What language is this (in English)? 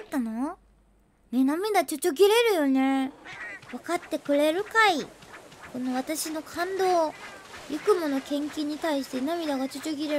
Japanese